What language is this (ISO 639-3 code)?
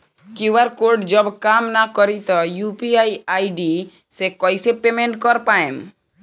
bho